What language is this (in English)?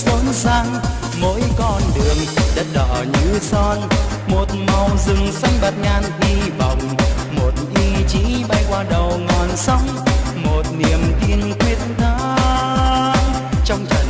Vietnamese